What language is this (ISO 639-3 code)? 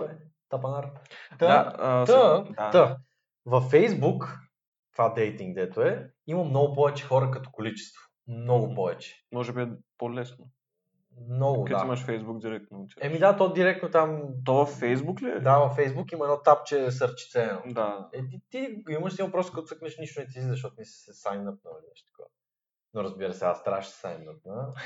bul